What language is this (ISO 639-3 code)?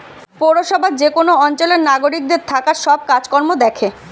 ben